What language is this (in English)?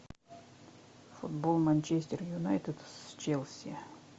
Russian